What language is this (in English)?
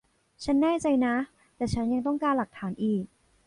Thai